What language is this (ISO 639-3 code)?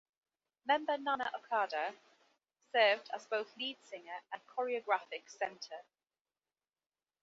eng